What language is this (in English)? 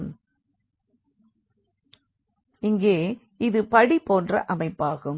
Tamil